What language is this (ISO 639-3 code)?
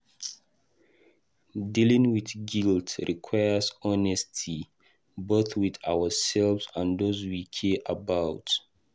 pcm